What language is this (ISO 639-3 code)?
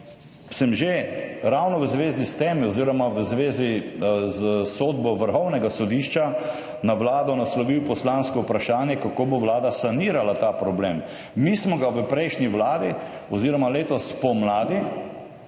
slv